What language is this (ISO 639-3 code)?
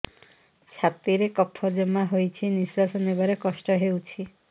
ori